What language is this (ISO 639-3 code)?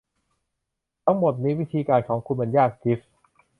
tha